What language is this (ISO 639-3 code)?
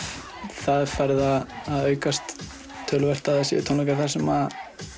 isl